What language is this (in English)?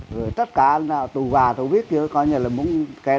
Vietnamese